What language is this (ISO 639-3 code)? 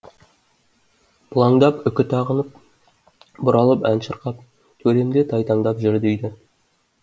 kaz